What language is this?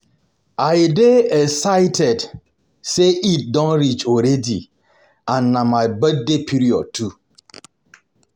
Nigerian Pidgin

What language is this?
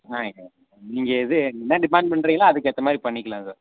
Tamil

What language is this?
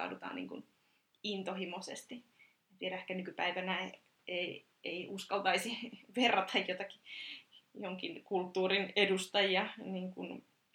Finnish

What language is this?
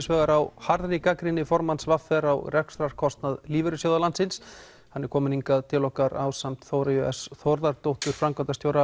Icelandic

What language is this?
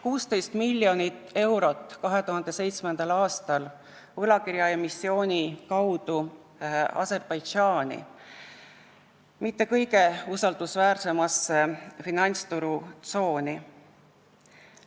Estonian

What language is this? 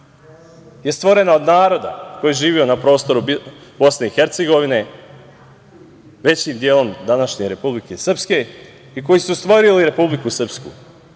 Serbian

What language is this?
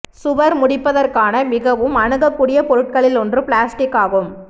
Tamil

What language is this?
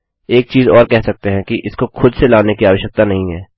Hindi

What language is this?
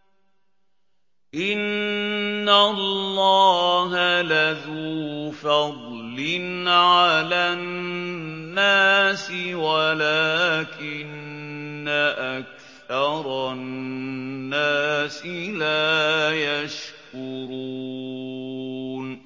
Arabic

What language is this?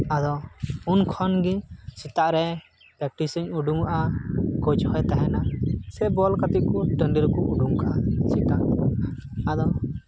Santali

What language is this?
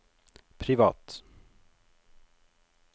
Norwegian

